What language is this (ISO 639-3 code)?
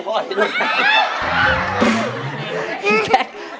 tha